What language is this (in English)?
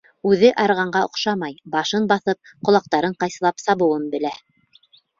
Bashkir